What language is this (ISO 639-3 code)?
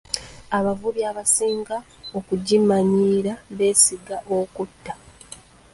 lug